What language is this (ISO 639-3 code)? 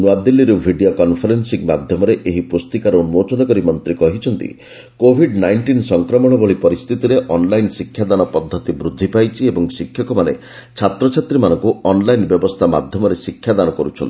ori